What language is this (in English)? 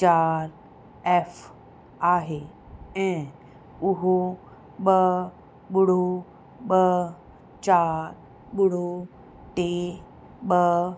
Sindhi